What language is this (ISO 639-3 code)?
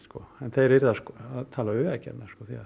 isl